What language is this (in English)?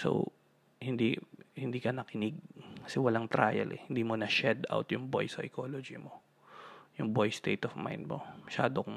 Filipino